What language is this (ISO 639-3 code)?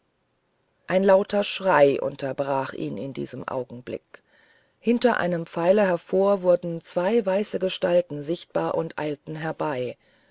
deu